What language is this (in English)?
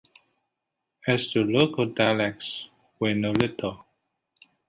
English